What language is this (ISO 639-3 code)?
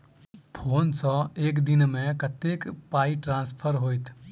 mai